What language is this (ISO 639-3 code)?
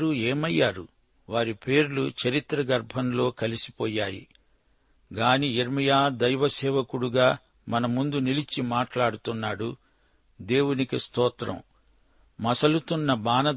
tel